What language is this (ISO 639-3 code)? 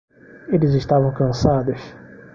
por